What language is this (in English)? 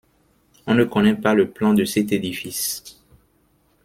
French